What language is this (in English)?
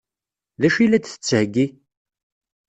Kabyle